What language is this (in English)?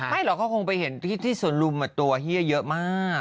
Thai